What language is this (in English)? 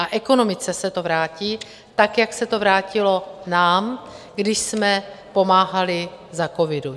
Czech